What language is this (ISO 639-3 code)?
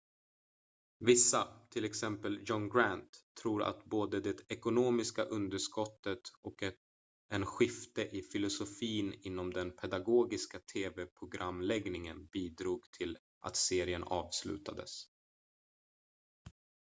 swe